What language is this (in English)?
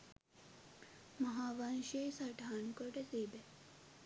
Sinhala